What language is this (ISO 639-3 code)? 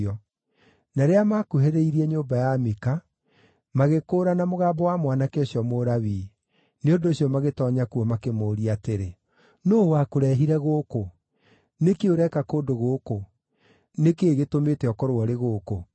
kik